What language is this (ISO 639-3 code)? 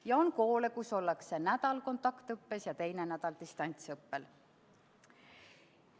est